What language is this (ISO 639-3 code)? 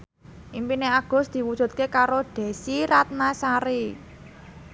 jav